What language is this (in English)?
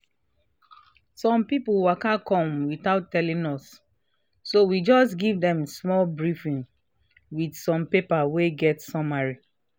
Nigerian Pidgin